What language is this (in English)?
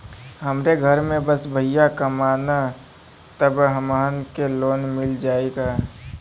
Bhojpuri